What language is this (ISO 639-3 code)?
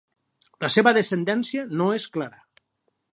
cat